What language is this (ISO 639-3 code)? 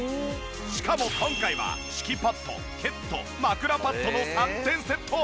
jpn